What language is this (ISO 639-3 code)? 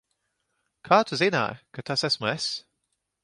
lav